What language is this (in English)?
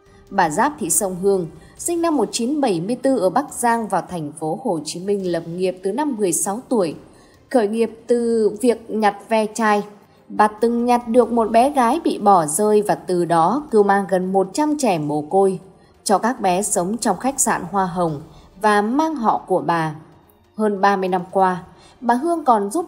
Vietnamese